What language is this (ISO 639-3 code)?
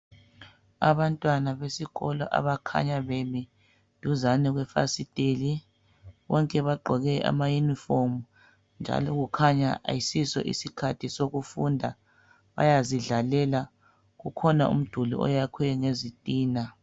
nde